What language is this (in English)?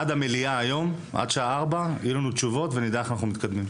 Hebrew